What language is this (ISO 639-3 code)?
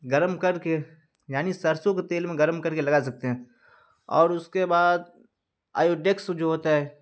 urd